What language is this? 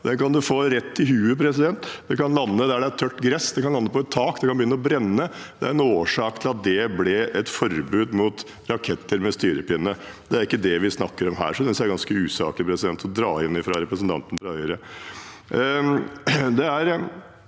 Norwegian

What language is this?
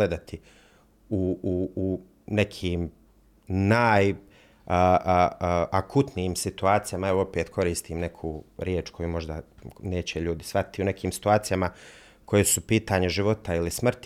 Croatian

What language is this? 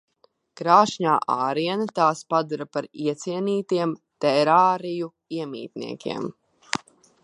Latvian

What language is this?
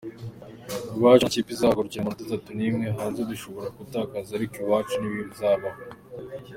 Kinyarwanda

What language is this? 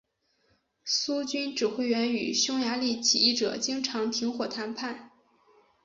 Chinese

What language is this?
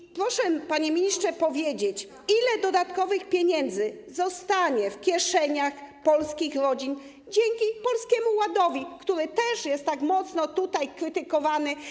Polish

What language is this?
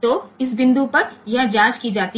Hindi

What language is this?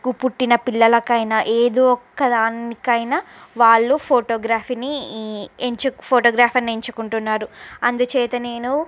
Telugu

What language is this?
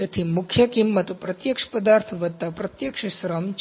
Gujarati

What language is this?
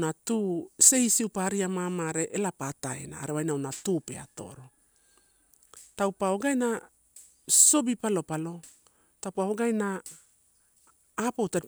Torau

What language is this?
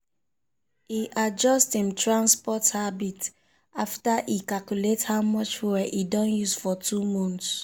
Nigerian Pidgin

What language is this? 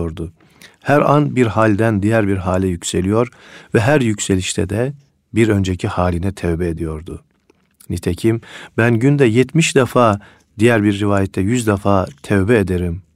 Turkish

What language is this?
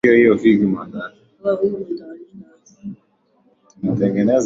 Swahili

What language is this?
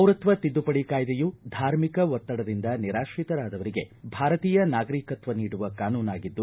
Kannada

